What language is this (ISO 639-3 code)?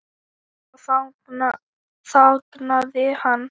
isl